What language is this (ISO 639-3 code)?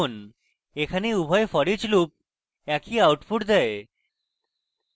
ben